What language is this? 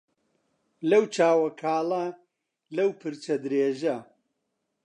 Central Kurdish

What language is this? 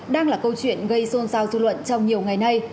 Vietnamese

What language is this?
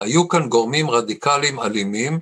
Hebrew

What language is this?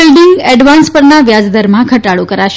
Gujarati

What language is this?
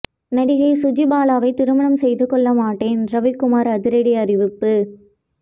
Tamil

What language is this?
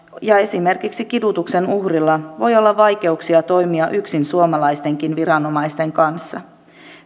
Finnish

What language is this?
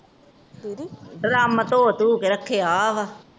Punjabi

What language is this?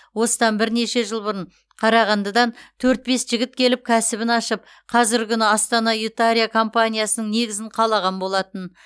Kazakh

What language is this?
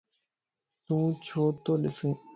Lasi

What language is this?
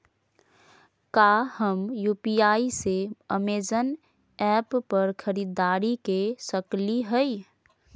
Magahi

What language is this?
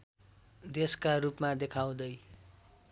Nepali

